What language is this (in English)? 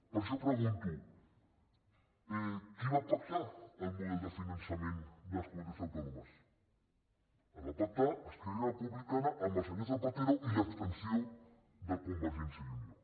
Catalan